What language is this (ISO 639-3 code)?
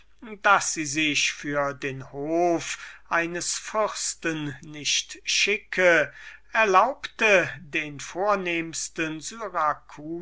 deu